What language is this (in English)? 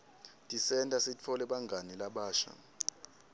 Swati